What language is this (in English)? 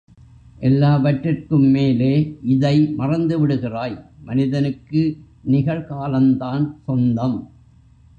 Tamil